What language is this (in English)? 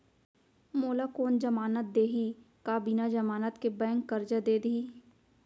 Chhattisgarhi